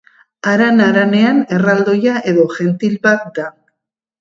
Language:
Basque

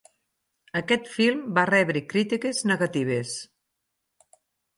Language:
Catalan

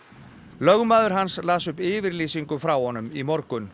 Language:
Icelandic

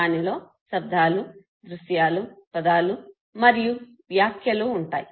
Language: Telugu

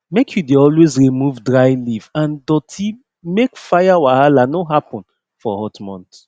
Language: Nigerian Pidgin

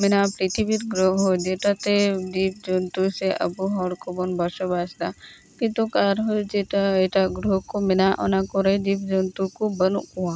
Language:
Santali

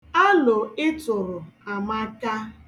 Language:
Igbo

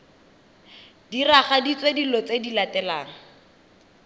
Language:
Tswana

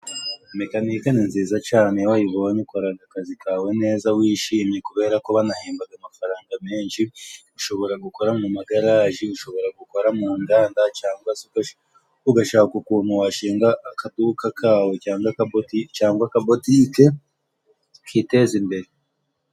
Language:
Kinyarwanda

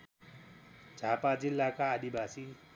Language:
Nepali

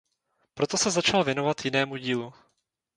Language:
Czech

